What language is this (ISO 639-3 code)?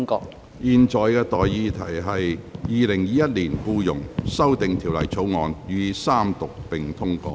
yue